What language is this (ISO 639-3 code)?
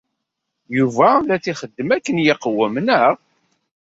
kab